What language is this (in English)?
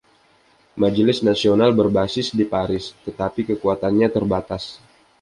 Indonesian